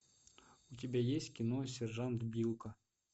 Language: Russian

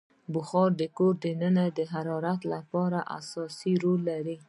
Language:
Pashto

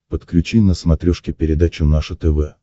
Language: Russian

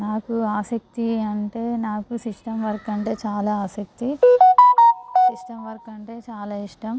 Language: Telugu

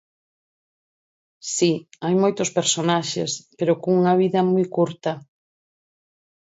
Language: Galician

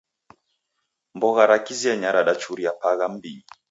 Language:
Taita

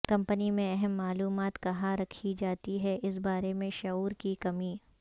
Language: Urdu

